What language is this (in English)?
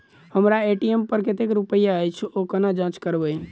Maithili